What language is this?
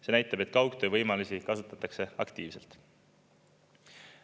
Estonian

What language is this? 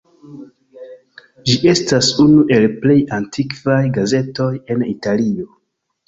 Esperanto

